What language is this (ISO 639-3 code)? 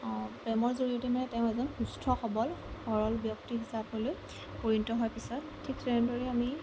asm